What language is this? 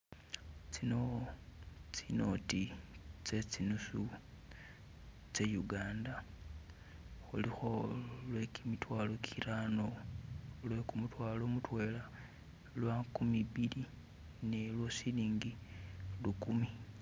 Masaaba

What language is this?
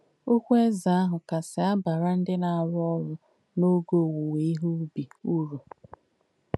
Igbo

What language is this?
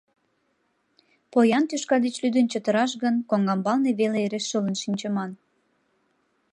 Mari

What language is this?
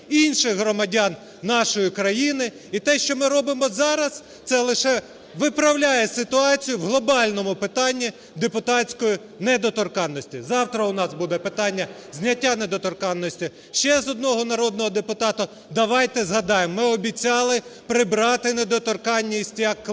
Ukrainian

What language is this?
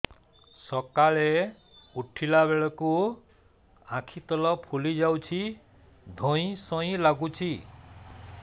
Odia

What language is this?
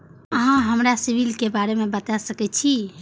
Maithili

